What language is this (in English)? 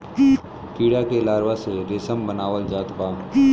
Bhojpuri